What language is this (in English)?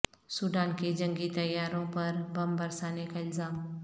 Urdu